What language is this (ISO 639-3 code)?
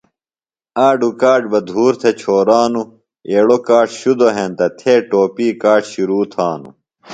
phl